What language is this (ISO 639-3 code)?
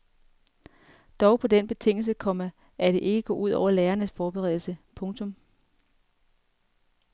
dan